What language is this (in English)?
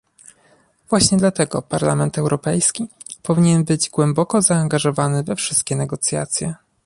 Polish